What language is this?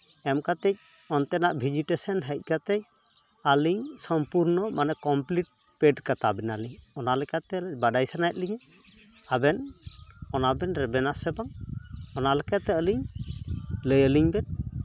Santali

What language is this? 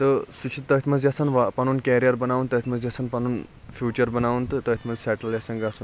Kashmiri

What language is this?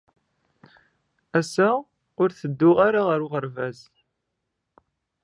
Kabyle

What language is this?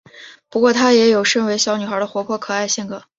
Chinese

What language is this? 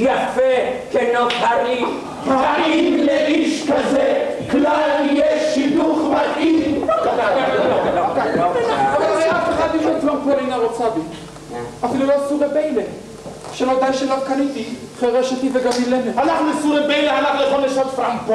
Hebrew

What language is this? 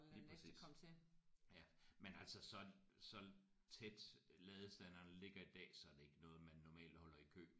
Danish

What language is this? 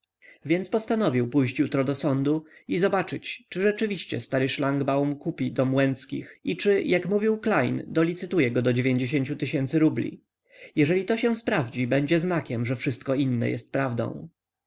Polish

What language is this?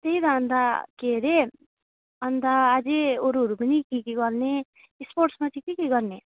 Nepali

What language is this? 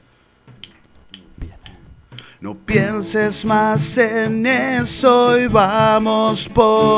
Spanish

